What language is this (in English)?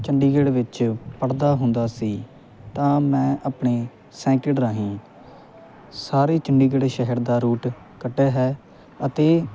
Punjabi